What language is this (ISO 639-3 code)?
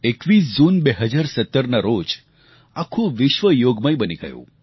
guj